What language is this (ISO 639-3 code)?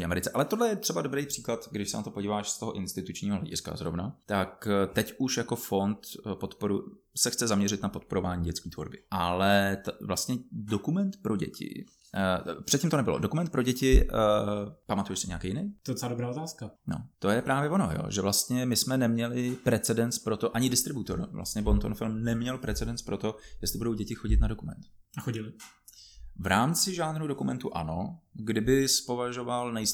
ces